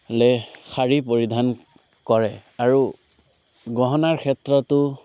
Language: Assamese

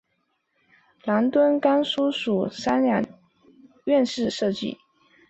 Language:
Chinese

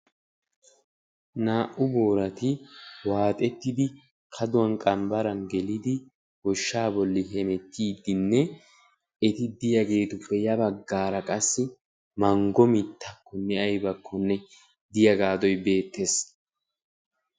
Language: Wolaytta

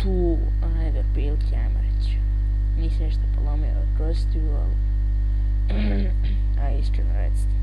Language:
Bosnian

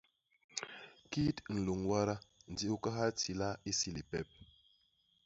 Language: Basaa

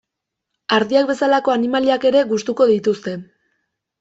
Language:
Basque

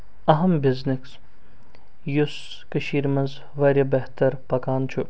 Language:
Kashmiri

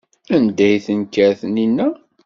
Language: Kabyle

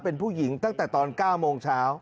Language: Thai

